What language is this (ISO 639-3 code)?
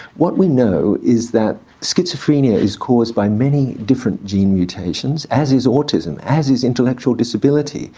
eng